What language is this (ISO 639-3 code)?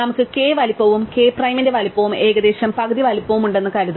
mal